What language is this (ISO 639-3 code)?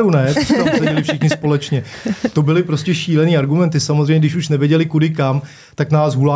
ces